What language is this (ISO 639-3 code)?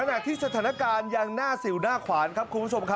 tha